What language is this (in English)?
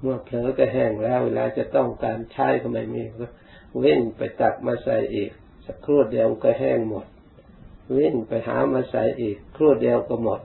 Thai